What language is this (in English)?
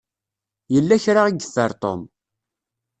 Kabyle